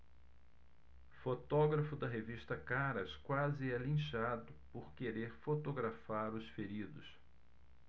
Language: Portuguese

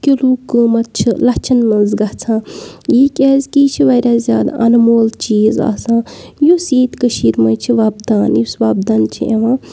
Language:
Kashmiri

